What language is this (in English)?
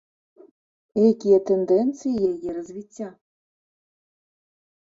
Belarusian